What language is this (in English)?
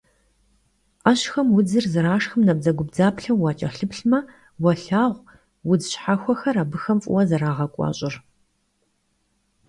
Kabardian